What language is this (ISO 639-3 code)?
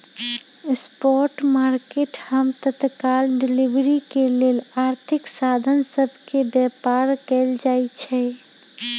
mag